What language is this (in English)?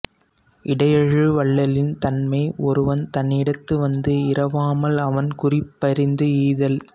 Tamil